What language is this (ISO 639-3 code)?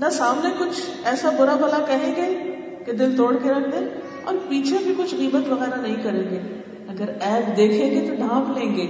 urd